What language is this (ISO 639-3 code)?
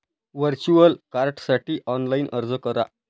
mar